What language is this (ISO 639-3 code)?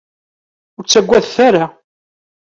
kab